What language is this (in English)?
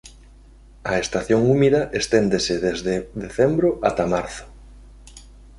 Galician